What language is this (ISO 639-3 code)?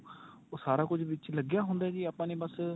pan